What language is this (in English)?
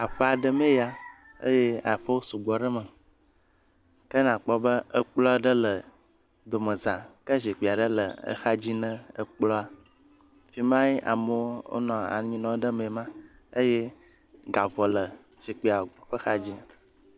Ewe